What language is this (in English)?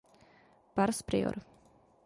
Czech